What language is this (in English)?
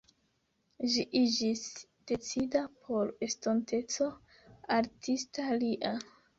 Esperanto